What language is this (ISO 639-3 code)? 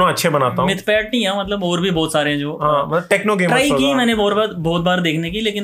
hin